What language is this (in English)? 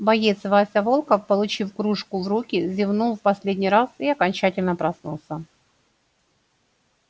Russian